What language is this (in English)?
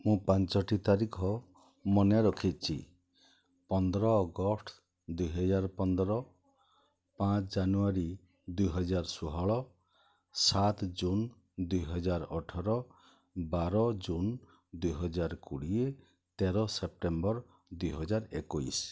Odia